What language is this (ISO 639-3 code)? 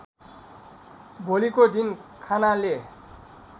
nep